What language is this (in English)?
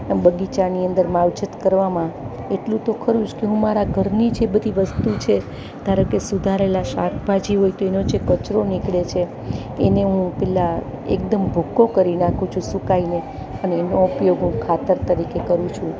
Gujarati